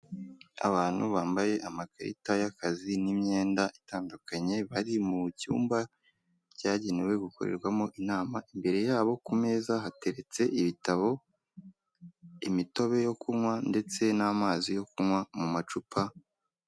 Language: Kinyarwanda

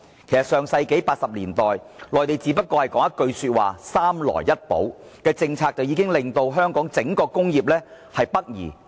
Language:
Cantonese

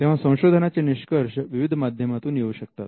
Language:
Marathi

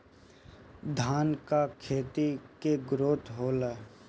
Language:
Bhojpuri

